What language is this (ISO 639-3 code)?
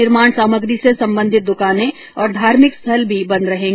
hin